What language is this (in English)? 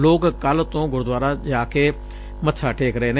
Punjabi